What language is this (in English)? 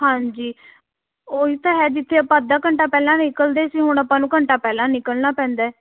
Punjabi